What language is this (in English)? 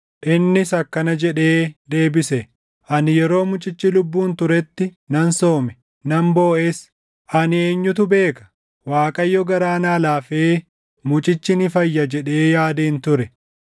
Oromo